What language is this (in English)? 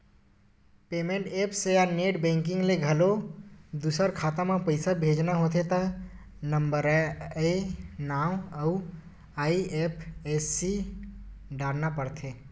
Chhattisgarhi